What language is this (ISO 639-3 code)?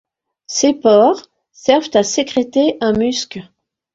fra